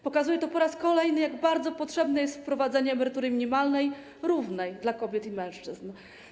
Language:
Polish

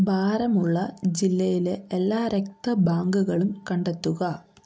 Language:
Malayalam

